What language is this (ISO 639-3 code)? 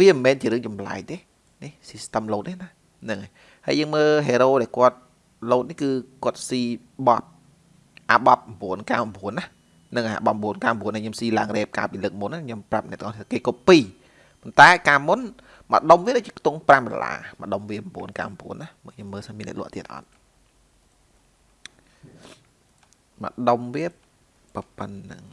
vie